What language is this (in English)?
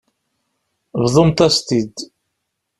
Kabyle